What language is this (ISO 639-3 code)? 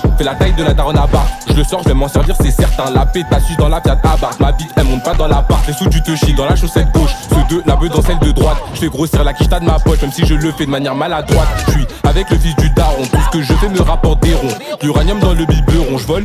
fra